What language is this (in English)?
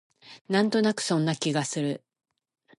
Japanese